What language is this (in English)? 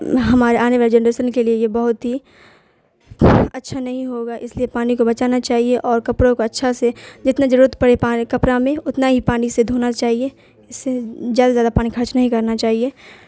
Urdu